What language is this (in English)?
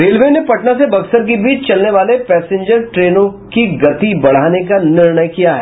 Hindi